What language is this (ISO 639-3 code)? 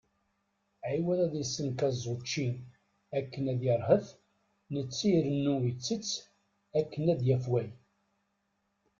kab